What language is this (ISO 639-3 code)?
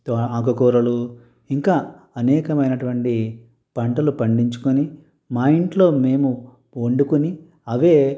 tel